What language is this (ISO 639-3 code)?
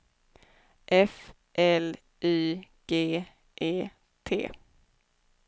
swe